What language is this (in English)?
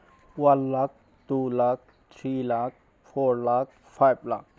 Manipuri